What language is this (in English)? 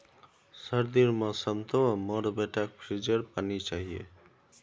Magahi